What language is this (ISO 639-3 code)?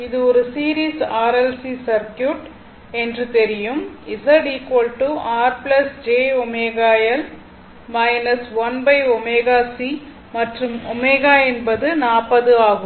tam